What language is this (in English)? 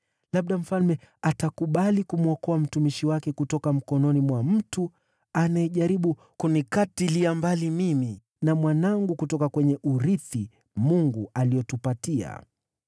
Swahili